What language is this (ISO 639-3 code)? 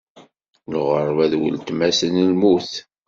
kab